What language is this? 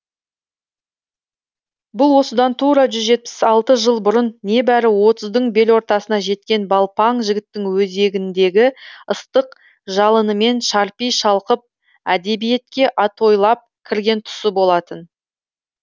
Kazakh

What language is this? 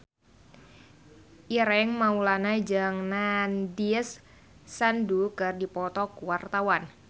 Sundanese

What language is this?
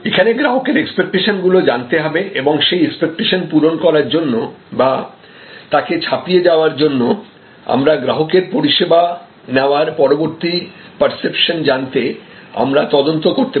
Bangla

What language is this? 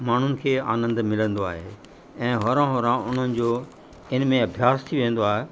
Sindhi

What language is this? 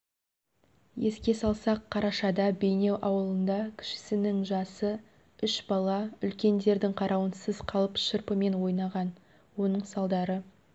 Kazakh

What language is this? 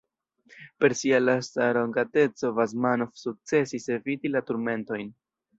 Esperanto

